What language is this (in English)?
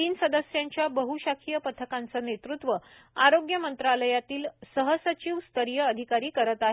Marathi